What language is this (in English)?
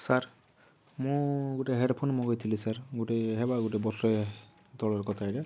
Odia